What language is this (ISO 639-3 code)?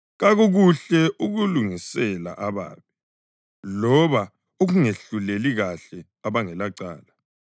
nde